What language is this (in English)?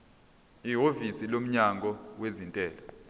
Zulu